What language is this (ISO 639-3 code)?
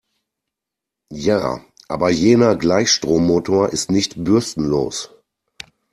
deu